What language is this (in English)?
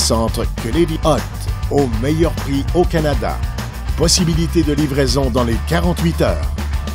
French